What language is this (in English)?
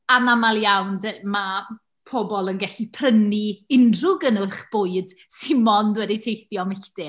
Welsh